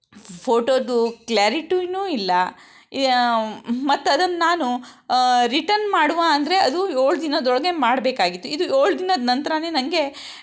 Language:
Kannada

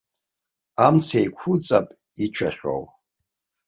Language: Abkhazian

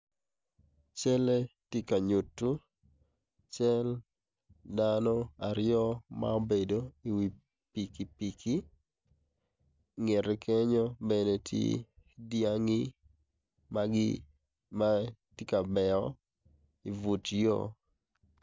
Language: Acoli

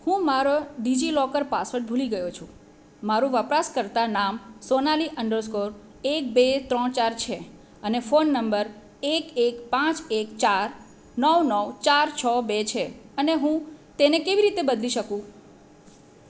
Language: Gujarati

